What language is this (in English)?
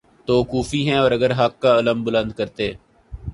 Urdu